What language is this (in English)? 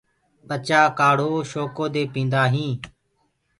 Gurgula